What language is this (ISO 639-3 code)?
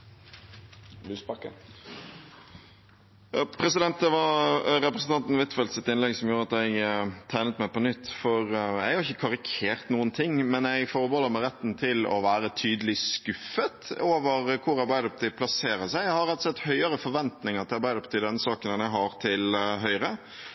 nor